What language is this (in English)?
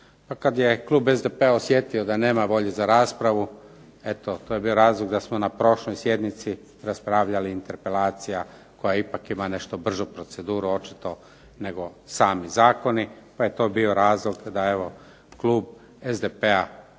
Croatian